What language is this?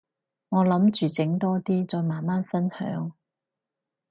Cantonese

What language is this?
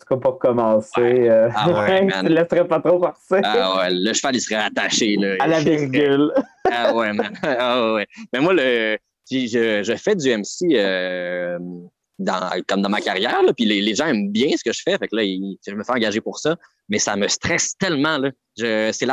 French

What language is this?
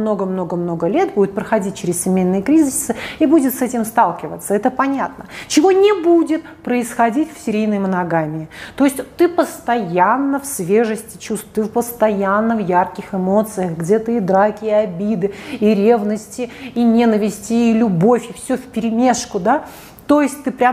Russian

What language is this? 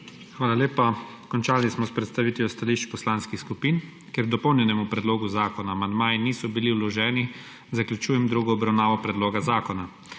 Slovenian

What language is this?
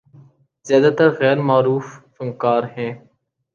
Urdu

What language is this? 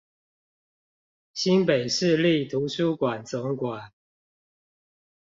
Chinese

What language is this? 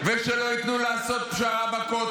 Hebrew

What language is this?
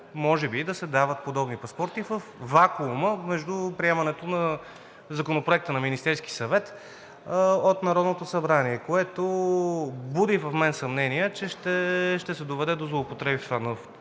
Bulgarian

